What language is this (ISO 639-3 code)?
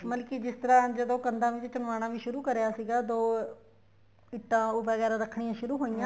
pan